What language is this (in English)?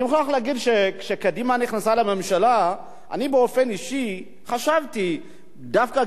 Hebrew